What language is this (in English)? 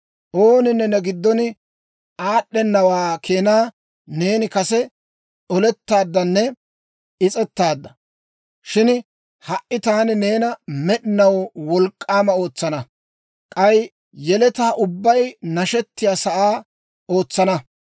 Dawro